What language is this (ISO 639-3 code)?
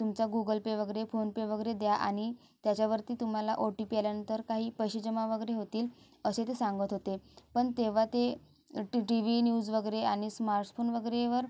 mar